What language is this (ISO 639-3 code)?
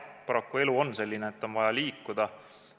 est